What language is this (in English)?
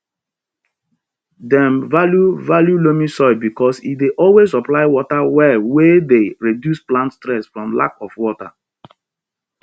Nigerian Pidgin